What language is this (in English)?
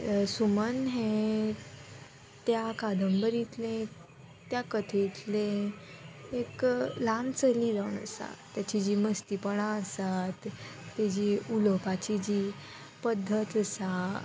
Konkani